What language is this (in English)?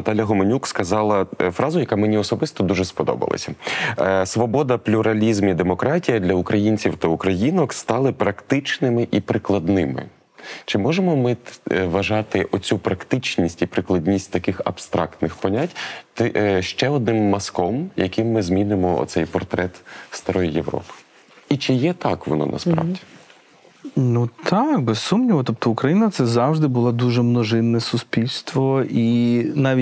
Ukrainian